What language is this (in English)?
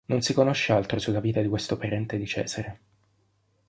Italian